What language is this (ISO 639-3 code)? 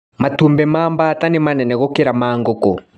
kik